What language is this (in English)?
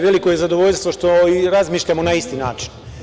Serbian